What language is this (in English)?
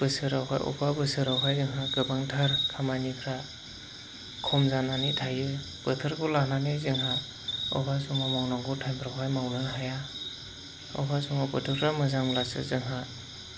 Bodo